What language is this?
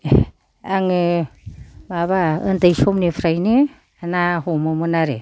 Bodo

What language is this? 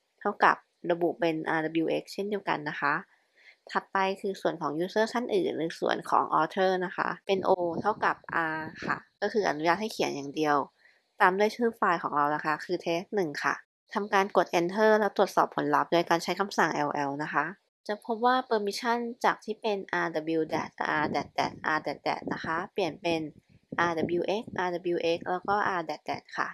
Thai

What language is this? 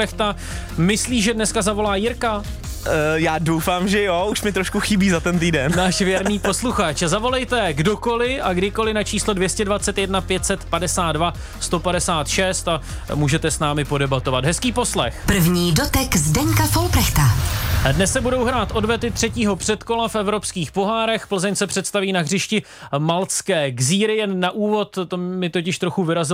Czech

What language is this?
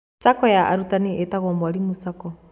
Kikuyu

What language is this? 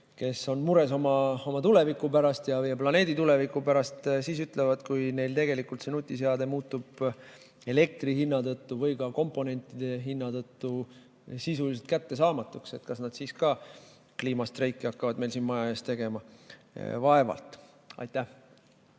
Estonian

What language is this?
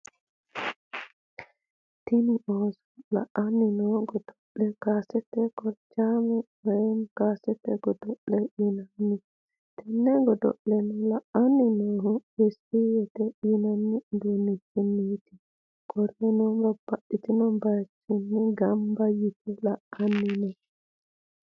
Sidamo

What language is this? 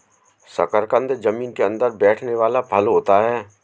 Hindi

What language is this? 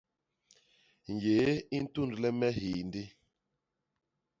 Basaa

